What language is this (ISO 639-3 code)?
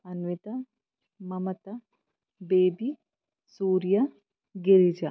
kan